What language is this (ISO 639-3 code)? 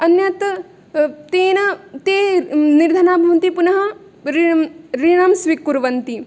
san